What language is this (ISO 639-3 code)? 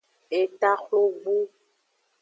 ajg